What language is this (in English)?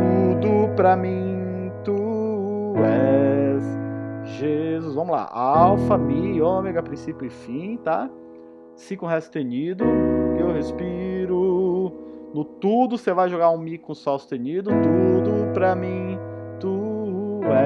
Portuguese